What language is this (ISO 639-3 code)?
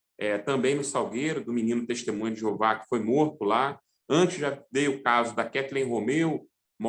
por